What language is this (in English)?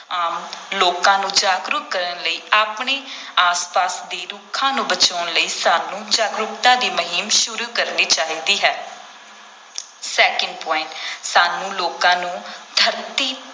Punjabi